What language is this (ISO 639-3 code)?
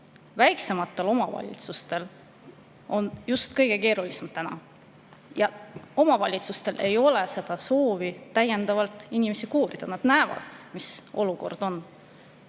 est